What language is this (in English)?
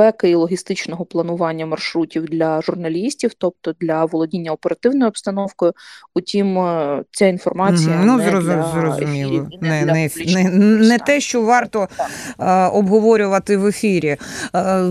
Ukrainian